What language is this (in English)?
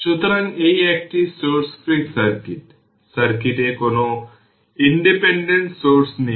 Bangla